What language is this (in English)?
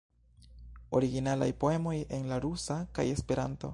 Esperanto